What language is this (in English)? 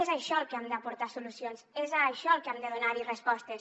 Catalan